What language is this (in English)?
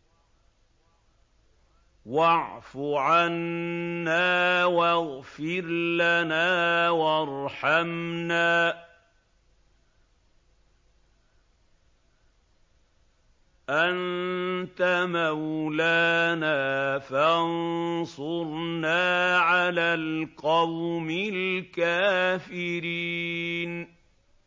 Arabic